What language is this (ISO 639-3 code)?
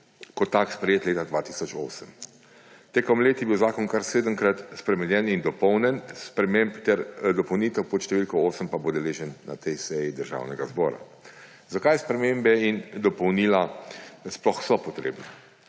slv